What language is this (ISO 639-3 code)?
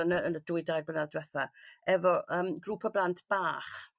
cym